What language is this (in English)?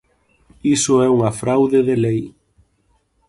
Galician